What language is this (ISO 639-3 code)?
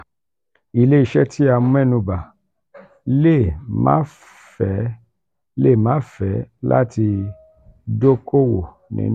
yor